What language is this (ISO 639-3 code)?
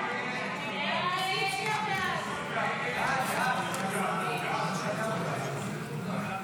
heb